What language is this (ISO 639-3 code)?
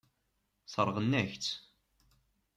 kab